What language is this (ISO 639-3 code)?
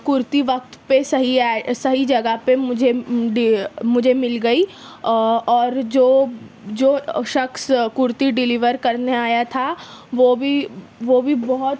urd